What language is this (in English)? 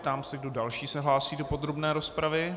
Czech